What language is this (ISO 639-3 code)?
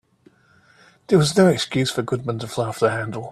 eng